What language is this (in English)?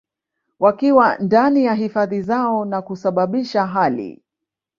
Swahili